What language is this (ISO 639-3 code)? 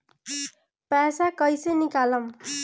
bho